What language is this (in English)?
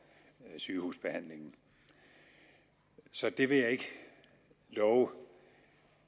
Danish